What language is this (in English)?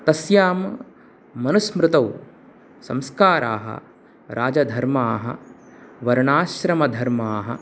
Sanskrit